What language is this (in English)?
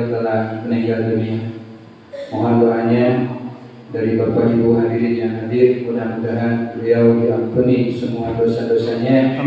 Indonesian